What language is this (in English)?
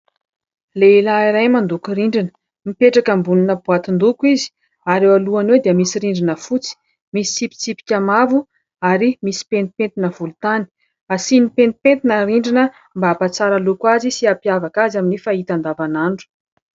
Malagasy